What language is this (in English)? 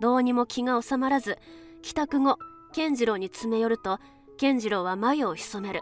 Japanese